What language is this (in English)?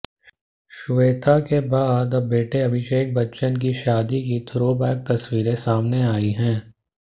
Hindi